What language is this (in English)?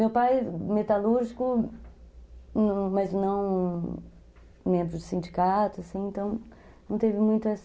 Portuguese